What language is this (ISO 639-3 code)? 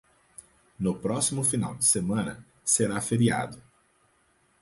por